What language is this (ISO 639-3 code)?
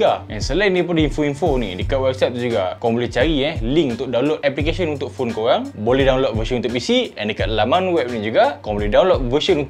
msa